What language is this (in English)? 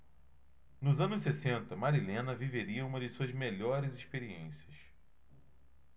Portuguese